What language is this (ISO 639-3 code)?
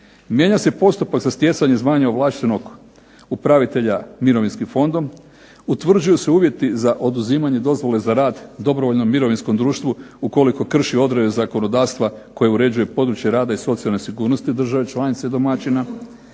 hrv